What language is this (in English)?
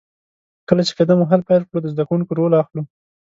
Pashto